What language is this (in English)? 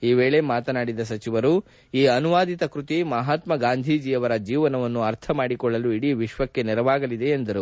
Kannada